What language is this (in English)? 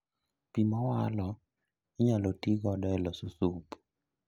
Luo (Kenya and Tanzania)